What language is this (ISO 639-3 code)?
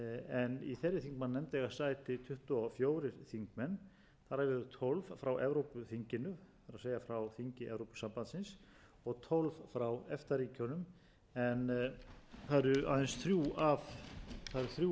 isl